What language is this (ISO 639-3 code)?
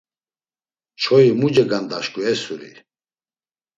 lzz